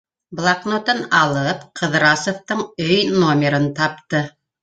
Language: Bashkir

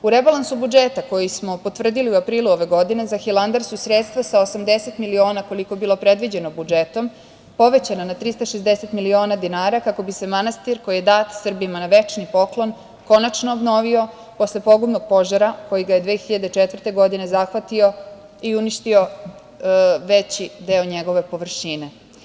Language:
Serbian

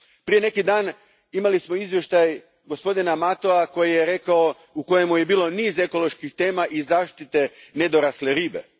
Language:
Croatian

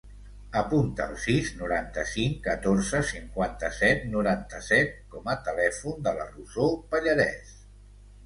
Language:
Catalan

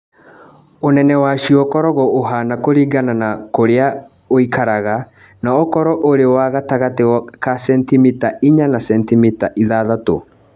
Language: Kikuyu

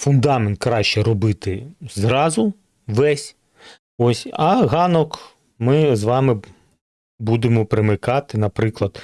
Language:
Ukrainian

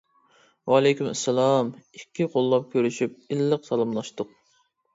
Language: Uyghur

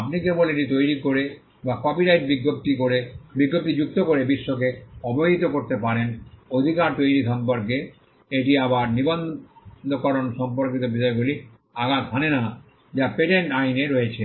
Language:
Bangla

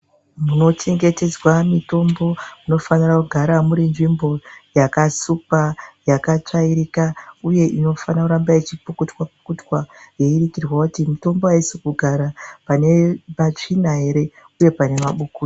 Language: Ndau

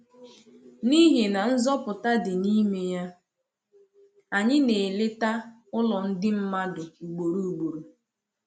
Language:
Igbo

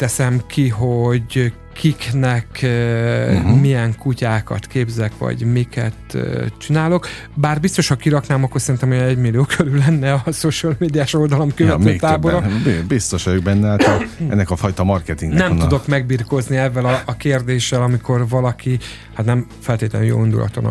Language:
Hungarian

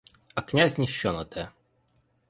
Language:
Ukrainian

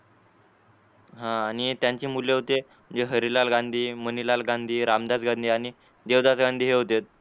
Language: Marathi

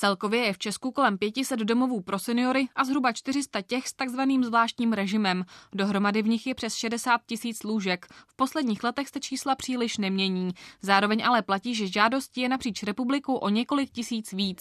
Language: Czech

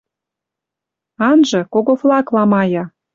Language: Western Mari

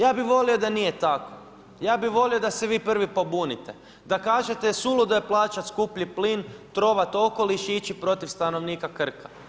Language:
Croatian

